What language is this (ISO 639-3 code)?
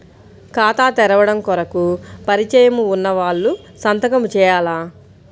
tel